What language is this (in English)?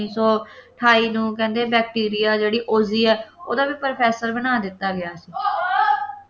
Punjabi